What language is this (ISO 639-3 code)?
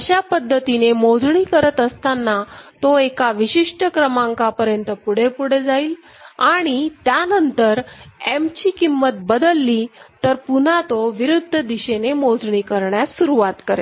mar